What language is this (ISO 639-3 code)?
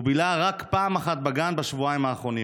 heb